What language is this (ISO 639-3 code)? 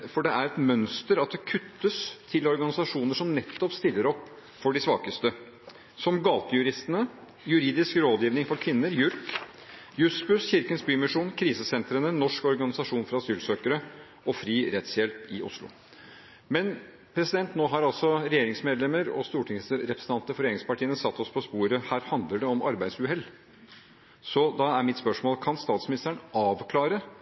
nob